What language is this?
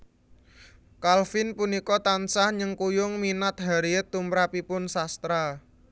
Javanese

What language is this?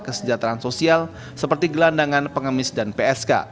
Indonesian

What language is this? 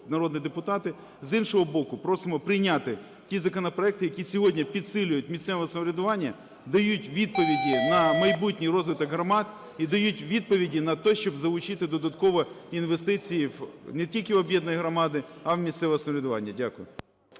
Ukrainian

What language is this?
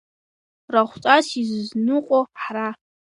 Abkhazian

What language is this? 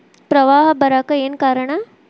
Kannada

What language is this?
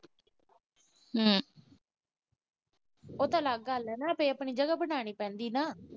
Punjabi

